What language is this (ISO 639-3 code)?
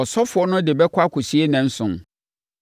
aka